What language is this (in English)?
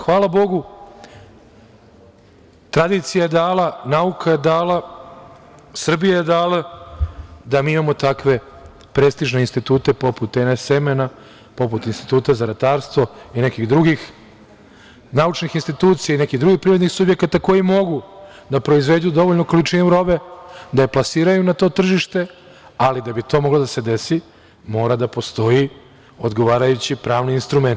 Serbian